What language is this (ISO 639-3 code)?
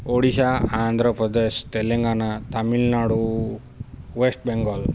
ori